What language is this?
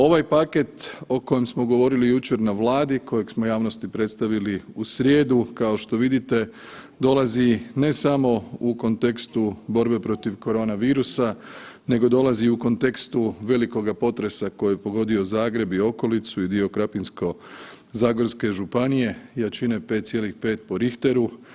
Croatian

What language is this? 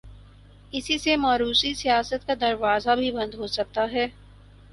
Urdu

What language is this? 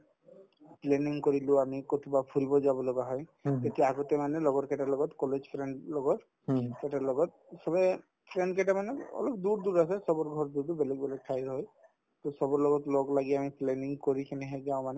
Assamese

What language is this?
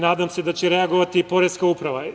Serbian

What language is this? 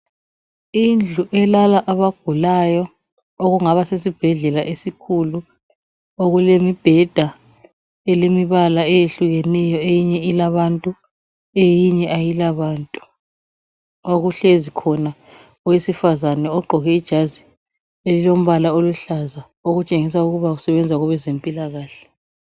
North Ndebele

